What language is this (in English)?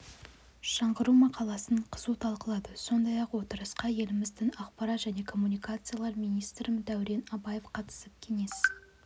Kazakh